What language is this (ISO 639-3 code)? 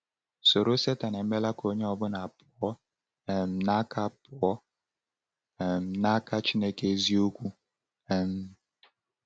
ibo